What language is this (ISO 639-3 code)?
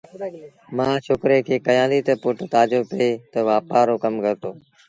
sbn